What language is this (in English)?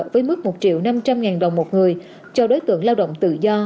Vietnamese